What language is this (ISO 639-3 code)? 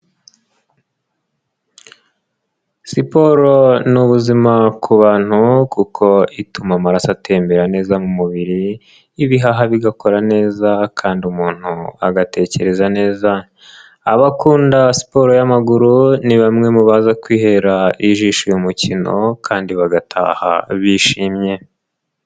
kin